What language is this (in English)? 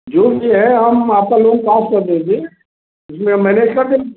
Hindi